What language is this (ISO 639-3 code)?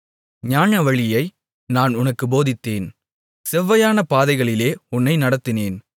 tam